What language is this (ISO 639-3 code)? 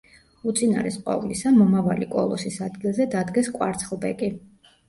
kat